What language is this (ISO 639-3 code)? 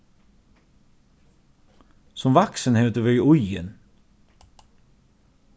fao